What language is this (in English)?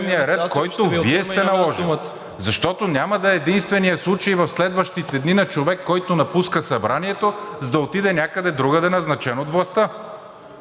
Bulgarian